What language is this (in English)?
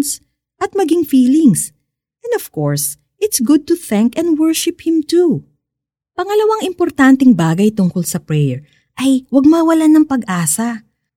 Filipino